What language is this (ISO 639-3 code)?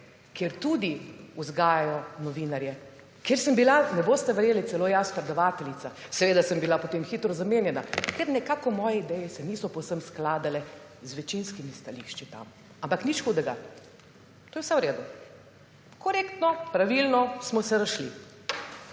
slv